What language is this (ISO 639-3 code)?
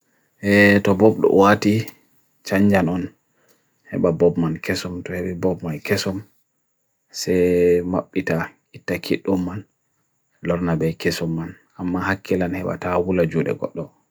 fui